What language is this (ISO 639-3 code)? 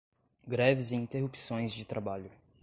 por